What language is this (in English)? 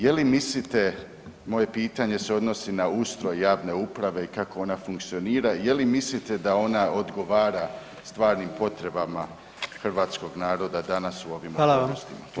Croatian